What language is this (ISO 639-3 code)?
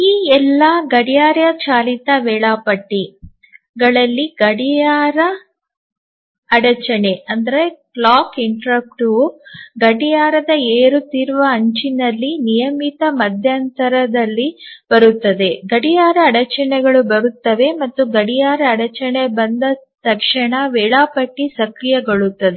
kan